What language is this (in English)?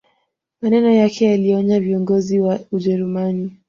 Swahili